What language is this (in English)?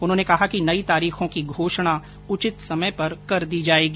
Hindi